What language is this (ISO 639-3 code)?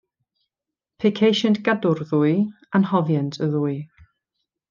cym